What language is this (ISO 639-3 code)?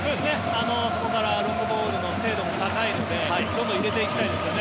jpn